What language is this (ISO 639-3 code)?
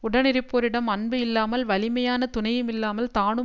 tam